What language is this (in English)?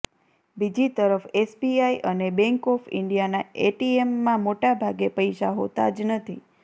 Gujarati